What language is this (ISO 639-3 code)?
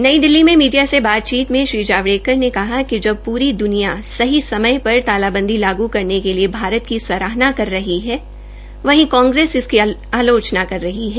hin